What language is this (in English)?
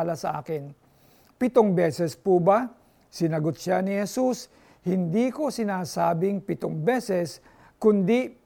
Filipino